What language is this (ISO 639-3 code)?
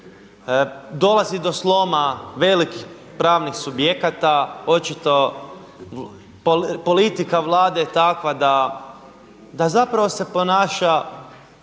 hrv